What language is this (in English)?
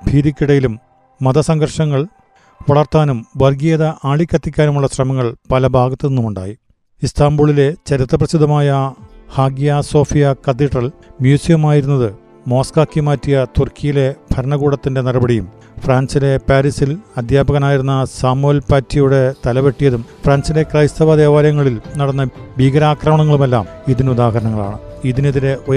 Malayalam